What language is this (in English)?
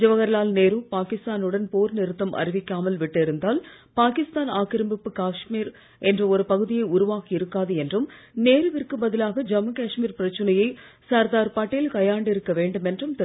Tamil